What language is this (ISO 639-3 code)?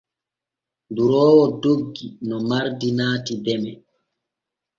fue